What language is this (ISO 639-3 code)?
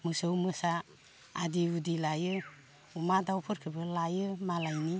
brx